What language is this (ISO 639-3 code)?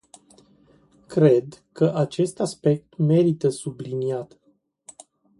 ron